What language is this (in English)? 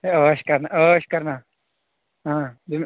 Kashmiri